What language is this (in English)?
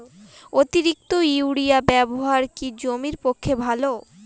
Bangla